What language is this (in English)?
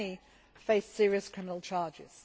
English